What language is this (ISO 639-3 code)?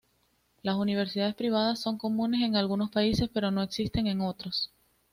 spa